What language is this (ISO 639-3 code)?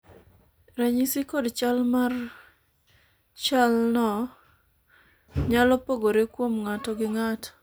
luo